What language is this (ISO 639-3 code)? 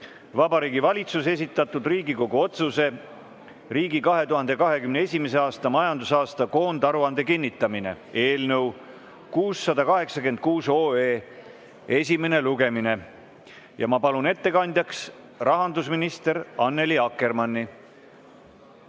est